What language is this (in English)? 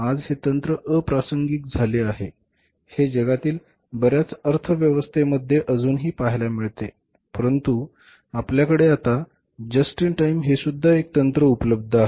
Marathi